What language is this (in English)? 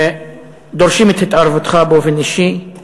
Hebrew